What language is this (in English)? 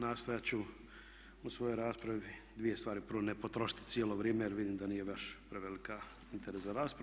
Croatian